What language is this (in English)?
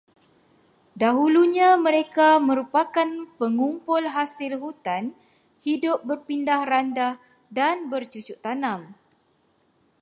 Malay